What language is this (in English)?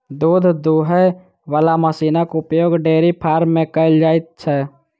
Maithili